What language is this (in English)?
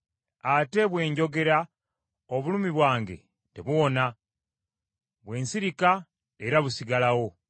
Ganda